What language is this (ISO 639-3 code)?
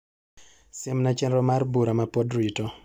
luo